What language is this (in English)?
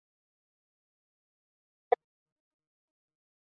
Chinese